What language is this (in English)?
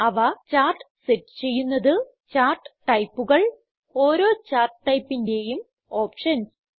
Malayalam